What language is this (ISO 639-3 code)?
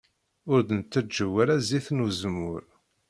kab